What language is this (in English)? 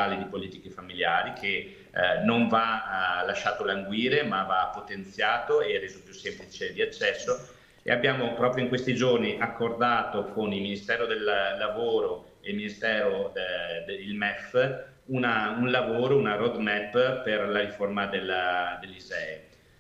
Italian